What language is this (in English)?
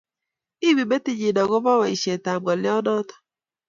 Kalenjin